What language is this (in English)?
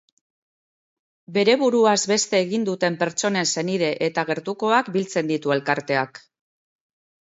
Basque